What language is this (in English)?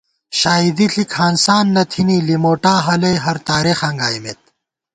Gawar-Bati